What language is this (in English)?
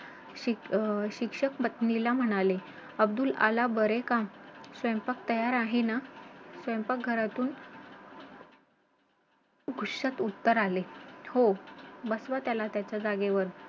Marathi